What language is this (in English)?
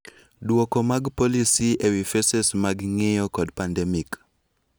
Luo (Kenya and Tanzania)